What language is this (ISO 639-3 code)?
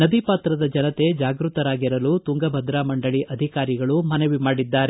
kan